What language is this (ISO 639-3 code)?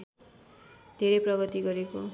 nep